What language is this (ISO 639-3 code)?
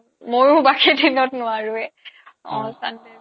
asm